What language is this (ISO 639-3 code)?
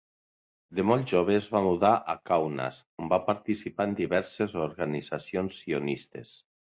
cat